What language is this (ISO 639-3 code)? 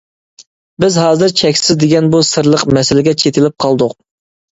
uig